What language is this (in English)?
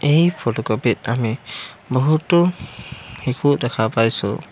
Assamese